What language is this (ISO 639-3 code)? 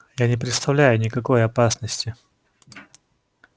rus